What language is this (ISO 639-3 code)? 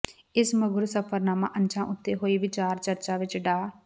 pan